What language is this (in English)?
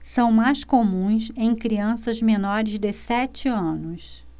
Portuguese